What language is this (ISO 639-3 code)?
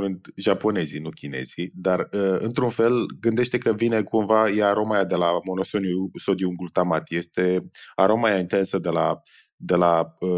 ron